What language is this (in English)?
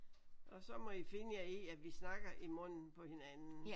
Danish